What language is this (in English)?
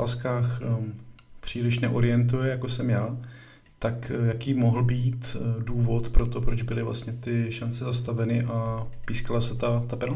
Czech